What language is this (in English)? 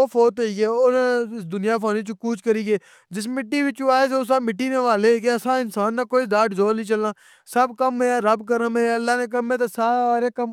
Pahari-Potwari